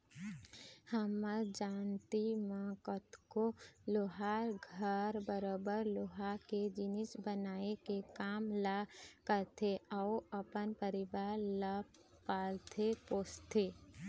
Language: Chhattisgarhi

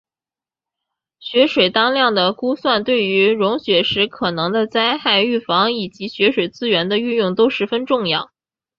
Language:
Chinese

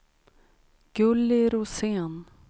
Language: Swedish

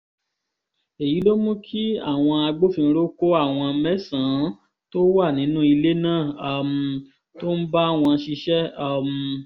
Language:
Yoruba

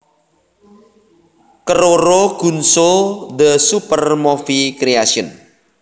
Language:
Javanese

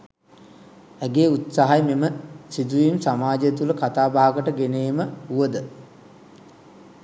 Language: Sinhala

